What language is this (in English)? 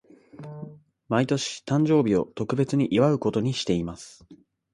Japanese